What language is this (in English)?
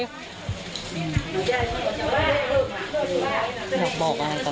Thai